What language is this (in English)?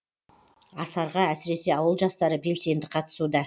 Kazakh